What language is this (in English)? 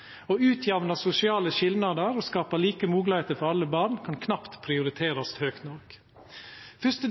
Norwegian Nynorsk